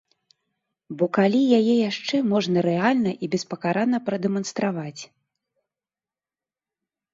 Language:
Belarusian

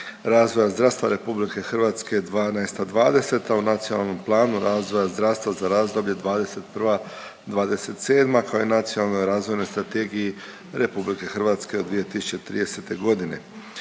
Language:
Croatian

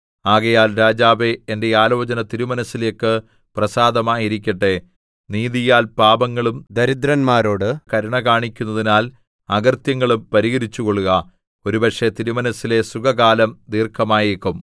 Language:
Malayalam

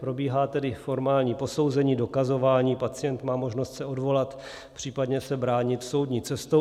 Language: Czech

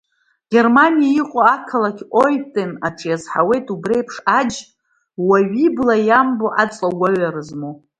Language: Abkhazian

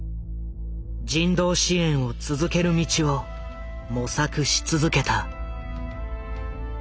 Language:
Japanese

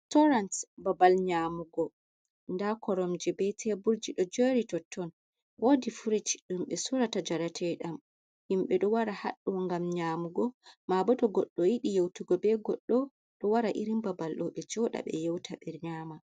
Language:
Fula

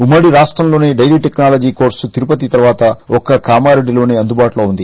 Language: Telugu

